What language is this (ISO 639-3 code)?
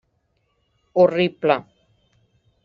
cat